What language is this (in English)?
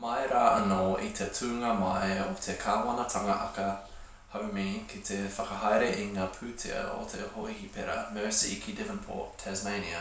Māori